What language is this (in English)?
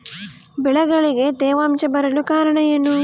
Kannada